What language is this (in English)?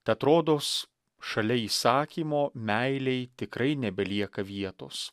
Lithuanian